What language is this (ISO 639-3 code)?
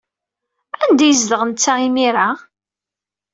kab